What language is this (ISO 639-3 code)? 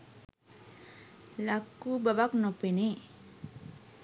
sin